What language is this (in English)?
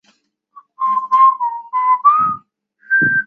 Chinese